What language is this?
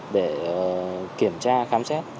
Vietnamese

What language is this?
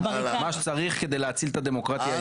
Hebrew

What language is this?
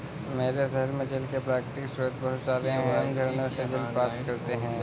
Hindi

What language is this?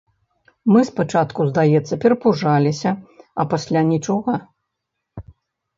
Belarusian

